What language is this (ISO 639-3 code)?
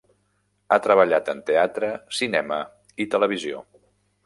cat